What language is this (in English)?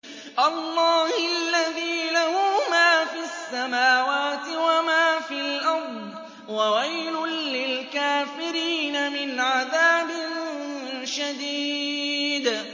Arabic